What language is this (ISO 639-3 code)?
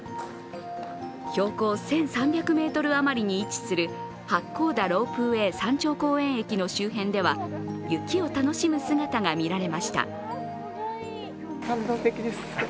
jpn